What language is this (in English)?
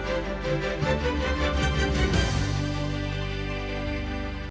Ukrainian